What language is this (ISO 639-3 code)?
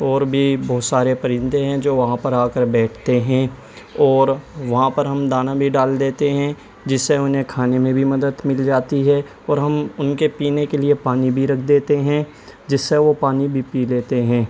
urd